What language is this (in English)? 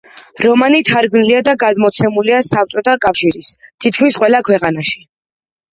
Georgian